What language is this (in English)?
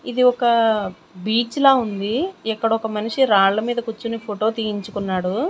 Telugu